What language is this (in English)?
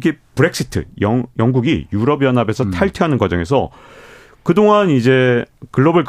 Korean